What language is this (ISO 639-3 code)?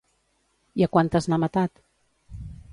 cat